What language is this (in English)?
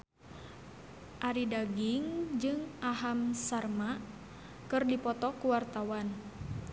Sundanese